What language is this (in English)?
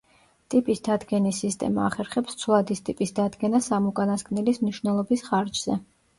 Georgian